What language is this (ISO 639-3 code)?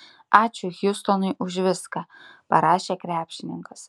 lit